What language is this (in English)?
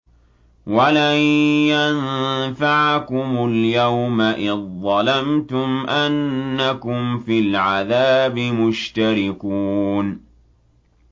Arabic